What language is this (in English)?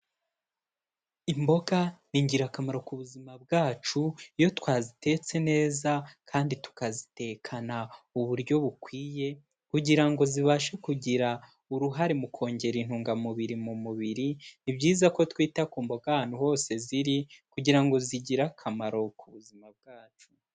Kinyarwanda